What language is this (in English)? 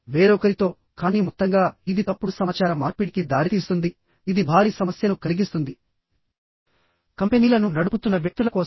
Telugu